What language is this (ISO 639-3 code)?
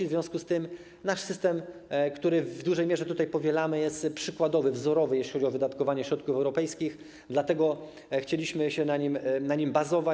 pol